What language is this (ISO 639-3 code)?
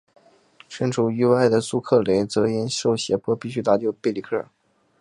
zho